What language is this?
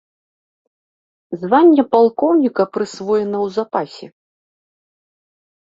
Belarusian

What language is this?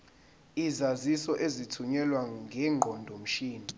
Zulu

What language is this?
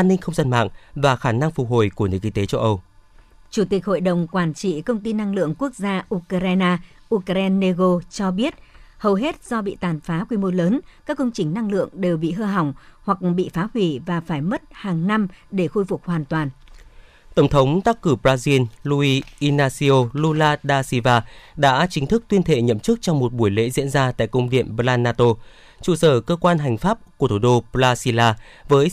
Vietnamese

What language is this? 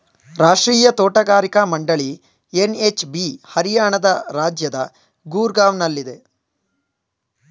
Kannada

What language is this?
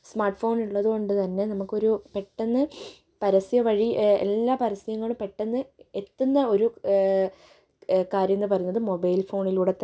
Malayalam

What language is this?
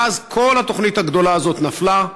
Hebrew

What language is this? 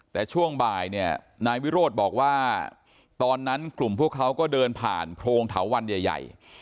Thai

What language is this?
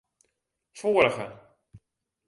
Western Frisian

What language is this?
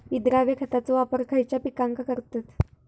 Marathi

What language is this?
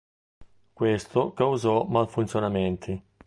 Italian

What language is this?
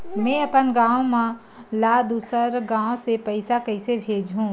Chhattisgarhi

